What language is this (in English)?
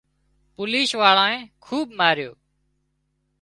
Wadiyara Koli